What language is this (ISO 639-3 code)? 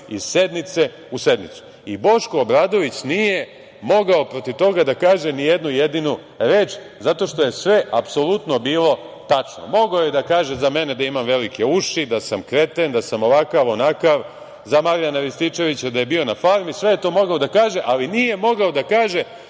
srp